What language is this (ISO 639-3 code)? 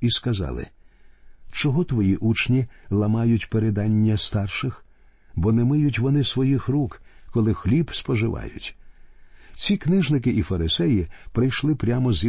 ukr